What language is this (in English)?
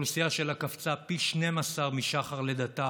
Hebrew